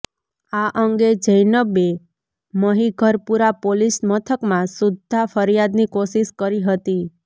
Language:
Gujarati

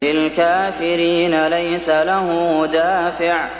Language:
Arabic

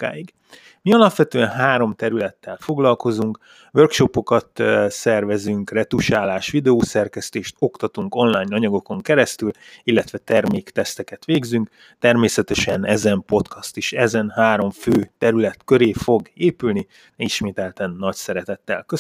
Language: Hungarian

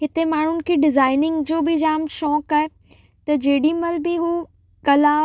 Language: Sindhi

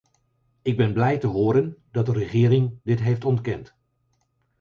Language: Dutch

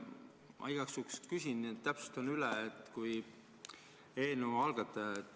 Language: Estonian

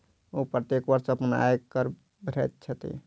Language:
Maithili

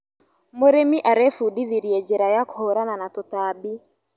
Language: Kikuyu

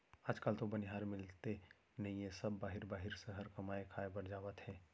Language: Chhattisgarhi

